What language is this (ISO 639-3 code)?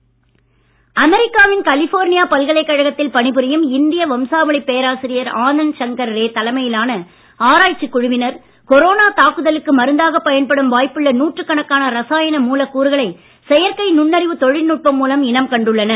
tam